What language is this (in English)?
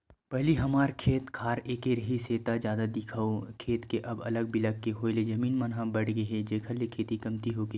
Chhattisgarhi